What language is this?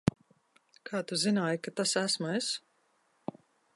Latvian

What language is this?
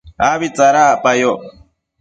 Matsés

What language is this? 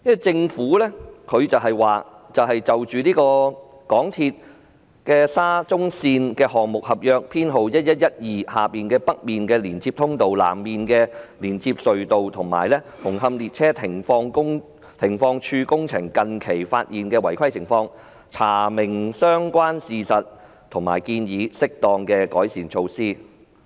Cantonese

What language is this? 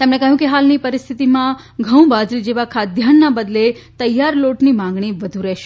Gujarati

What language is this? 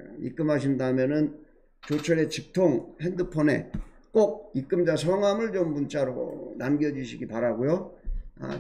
Korean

